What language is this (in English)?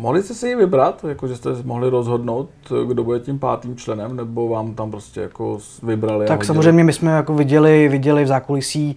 Czech